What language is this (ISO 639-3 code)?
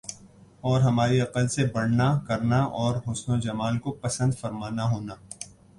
urd